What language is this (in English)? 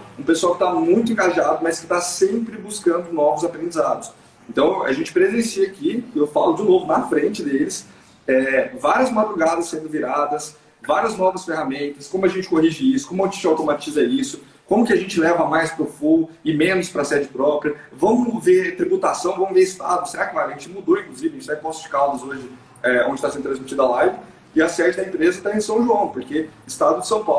Portuguese